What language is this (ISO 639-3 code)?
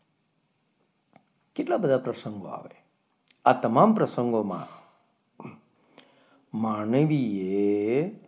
guj